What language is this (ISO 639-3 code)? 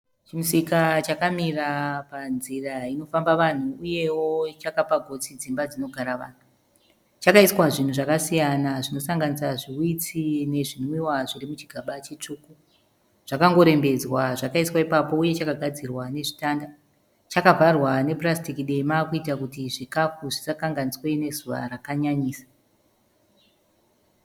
sna